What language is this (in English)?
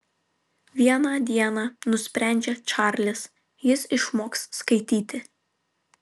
Lithuanian